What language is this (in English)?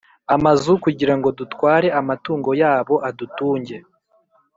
Kinyarwanda